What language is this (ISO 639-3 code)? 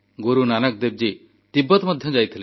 ori